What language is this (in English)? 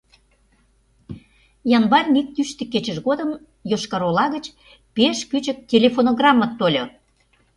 Mari